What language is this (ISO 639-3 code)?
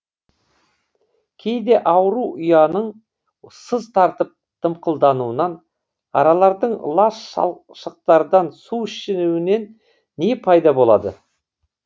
kaz